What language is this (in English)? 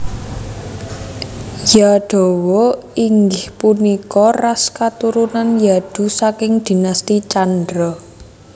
Javanese